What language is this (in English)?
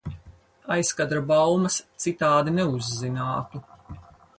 Latvian